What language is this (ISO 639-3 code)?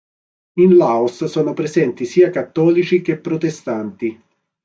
ita